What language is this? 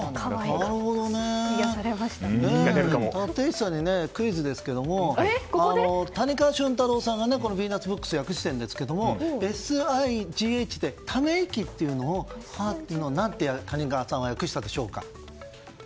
Japanese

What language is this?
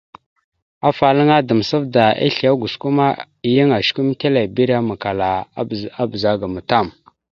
Mada (Cameroon)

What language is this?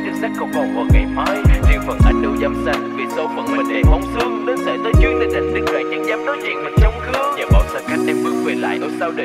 Vietnamese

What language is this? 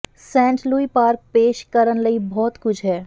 Punjabi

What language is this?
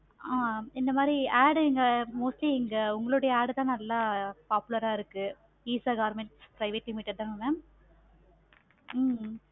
Tamil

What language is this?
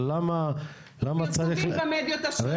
Hebrew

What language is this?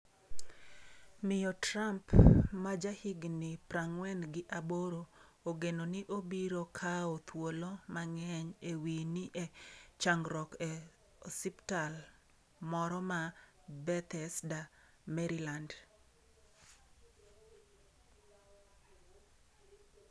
Luo (Kenya and Tanzania)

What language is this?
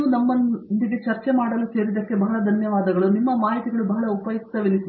Kannada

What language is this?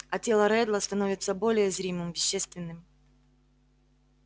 Russian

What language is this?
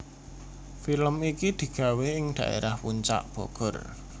Javanese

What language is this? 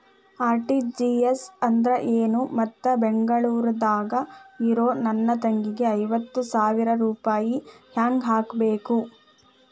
Kannada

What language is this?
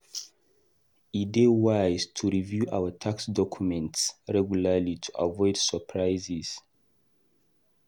Nigerian Pidgin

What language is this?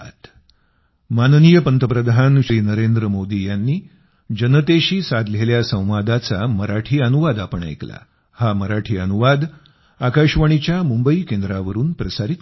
Marathi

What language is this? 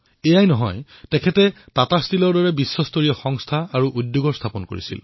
Assamese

